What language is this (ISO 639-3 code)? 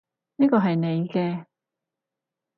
yue